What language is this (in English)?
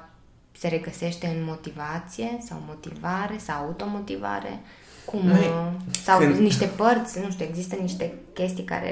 Romanian